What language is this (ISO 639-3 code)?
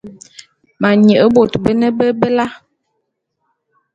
bum